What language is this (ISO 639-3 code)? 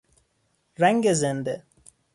fas